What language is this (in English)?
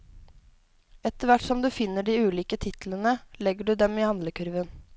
Norwegian